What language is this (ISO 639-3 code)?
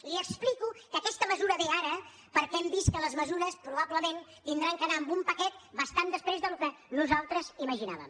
cat